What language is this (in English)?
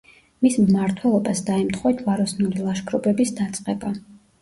Georgian